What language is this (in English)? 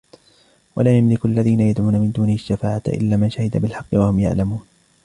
Arabic